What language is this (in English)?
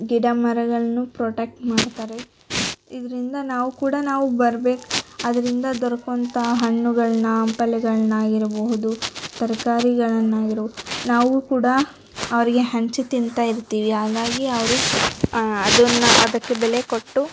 Kannada